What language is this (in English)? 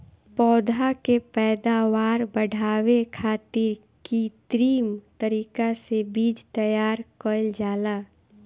Bhojpuri